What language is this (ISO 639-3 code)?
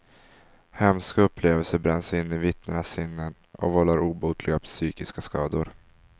swe